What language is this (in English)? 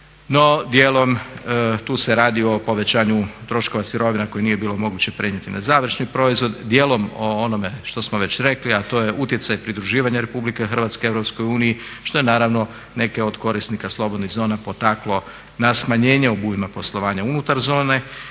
Croatian